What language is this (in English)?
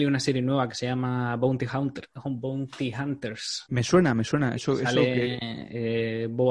Spanish